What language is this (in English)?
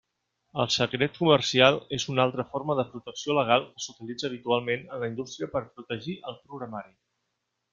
Catalan